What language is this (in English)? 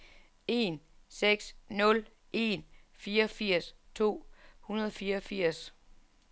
Danish